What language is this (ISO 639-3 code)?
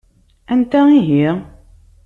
kab